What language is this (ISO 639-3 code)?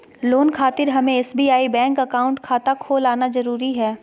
mag